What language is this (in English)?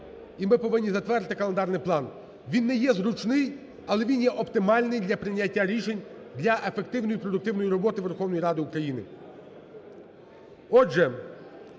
Ukrainian